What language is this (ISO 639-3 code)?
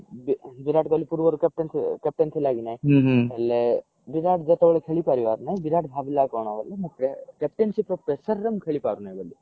ori